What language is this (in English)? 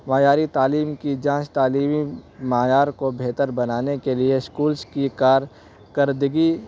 Urdu